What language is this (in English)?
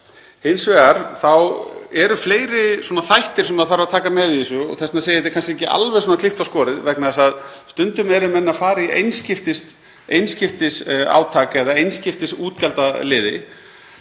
Icelandic